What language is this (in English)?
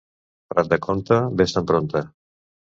Catalan